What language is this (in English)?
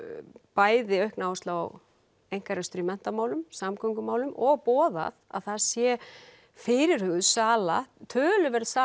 Icelandic